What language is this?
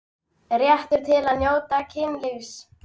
Icelandic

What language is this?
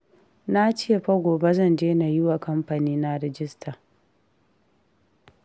Hausa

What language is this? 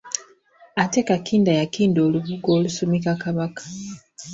Ganda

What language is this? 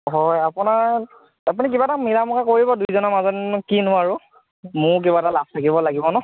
Assamese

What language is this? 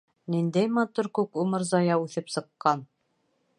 Bashkir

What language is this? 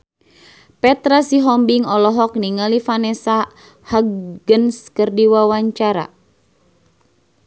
Sundanese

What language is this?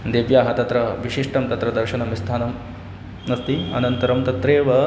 Sanskrit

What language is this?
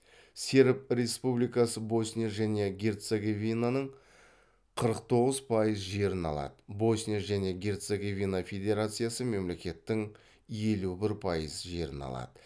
Kazakh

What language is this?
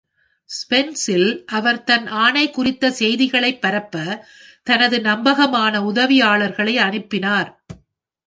Tamil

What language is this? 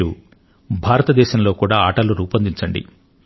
Telugu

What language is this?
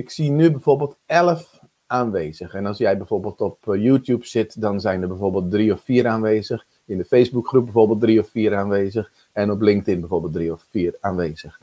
Dutch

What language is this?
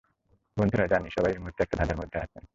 Bangla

